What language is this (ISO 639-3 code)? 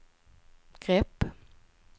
swe